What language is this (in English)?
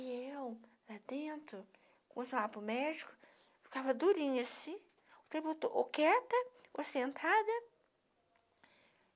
Portuguese